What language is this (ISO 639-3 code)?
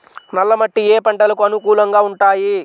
tel